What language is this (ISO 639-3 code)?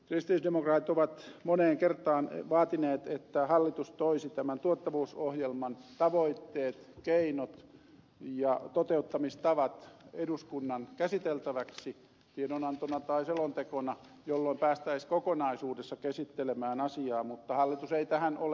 fin